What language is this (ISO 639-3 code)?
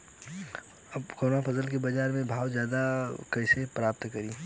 bho